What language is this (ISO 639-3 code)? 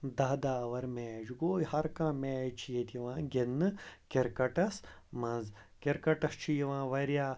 kas